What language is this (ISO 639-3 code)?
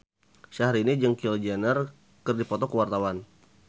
sun